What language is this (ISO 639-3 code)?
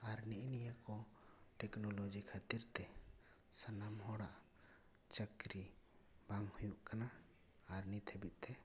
sat